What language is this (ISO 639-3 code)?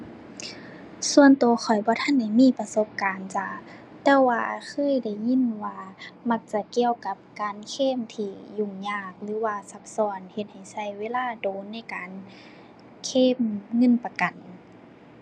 tha